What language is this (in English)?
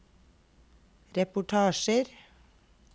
Norwegian